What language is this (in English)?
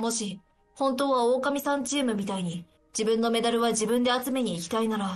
Japanese